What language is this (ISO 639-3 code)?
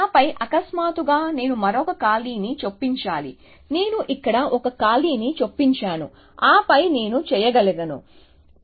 tel